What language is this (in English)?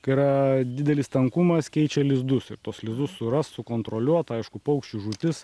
Lithuanian